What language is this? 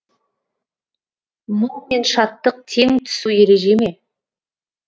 Kazakh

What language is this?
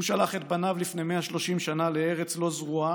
Hebrew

